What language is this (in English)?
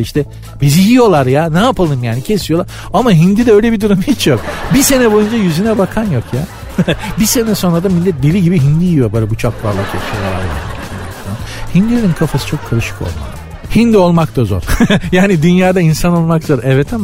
Turkish